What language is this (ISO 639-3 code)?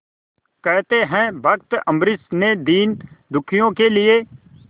hin